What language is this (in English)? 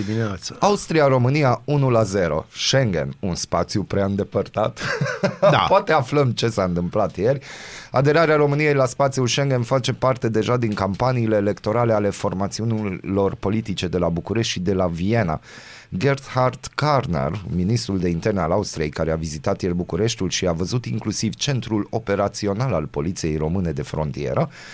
Romanian